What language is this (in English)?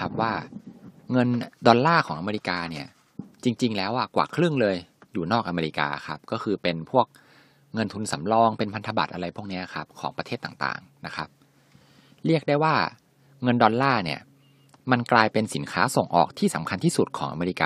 Thai